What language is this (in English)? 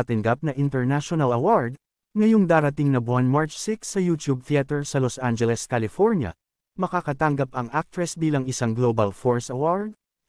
Filipino